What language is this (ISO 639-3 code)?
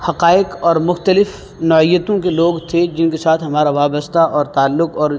urd